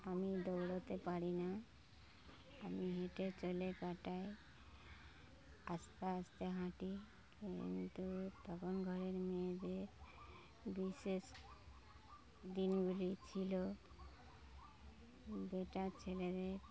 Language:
Bangla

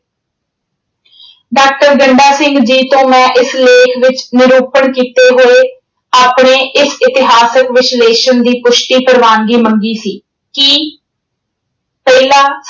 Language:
Punjabi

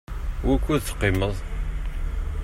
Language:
Kabyle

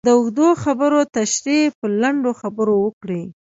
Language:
Pashto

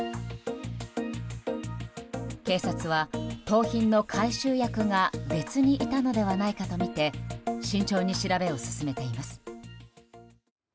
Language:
Japanese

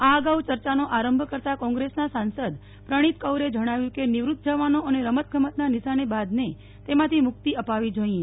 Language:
Gujarati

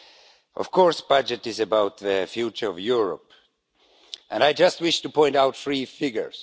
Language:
English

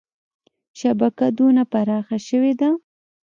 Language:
Pashto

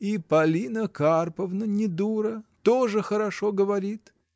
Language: Russian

